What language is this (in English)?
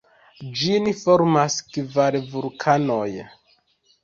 Esperanto